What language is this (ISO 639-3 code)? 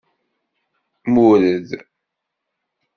kab